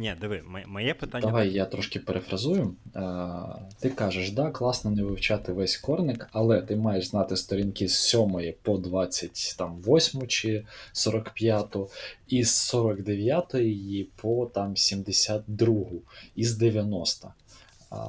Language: Ukrainian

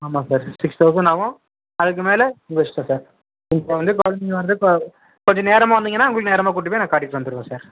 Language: Tamil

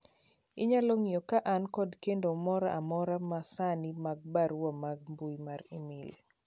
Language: Luo (Kenya and Tanzania)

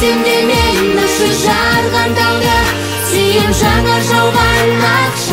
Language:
Romanian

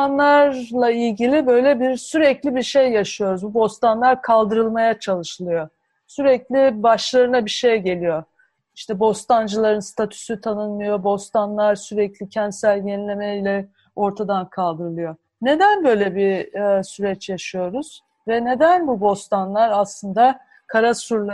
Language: Turkish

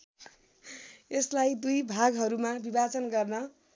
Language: Nepali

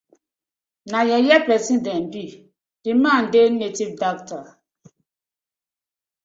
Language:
Nigerian Pidgin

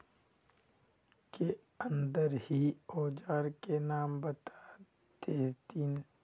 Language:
Magahi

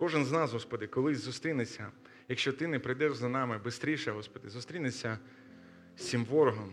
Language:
Ukrainian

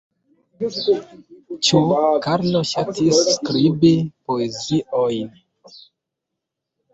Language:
Esperanto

